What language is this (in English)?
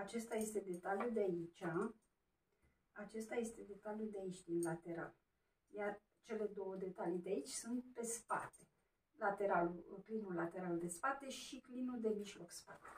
Romanian